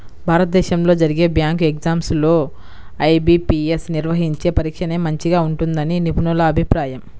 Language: Telugu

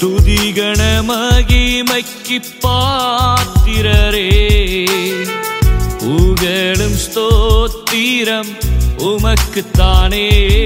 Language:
Tamil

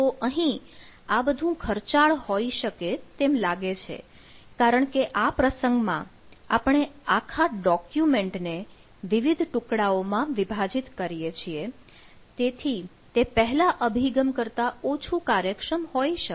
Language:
Gujarati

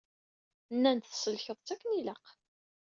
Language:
Kabyle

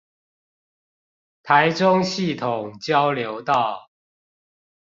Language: Chinese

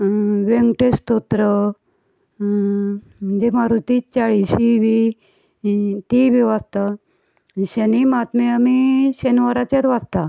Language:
Konkani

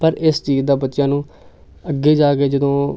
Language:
Punjabi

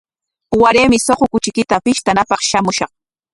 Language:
Corongo Ancash Quechua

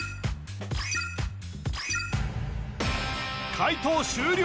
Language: Japanese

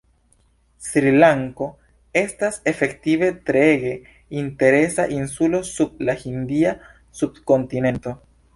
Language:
Esperanto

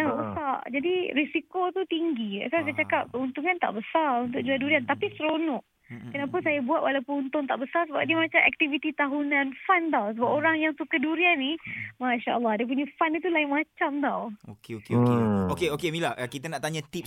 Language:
Malay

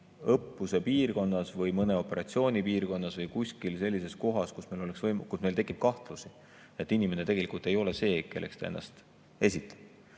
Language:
Estonian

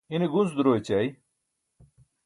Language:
Burushaski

